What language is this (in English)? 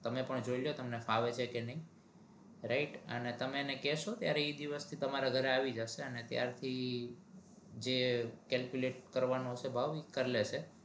Gujarati